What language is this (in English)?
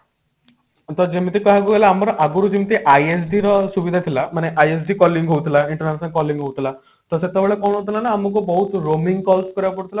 Odia